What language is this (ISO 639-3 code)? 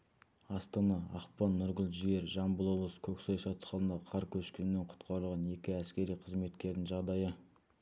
kaz